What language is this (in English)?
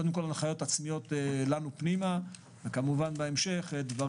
Hebrew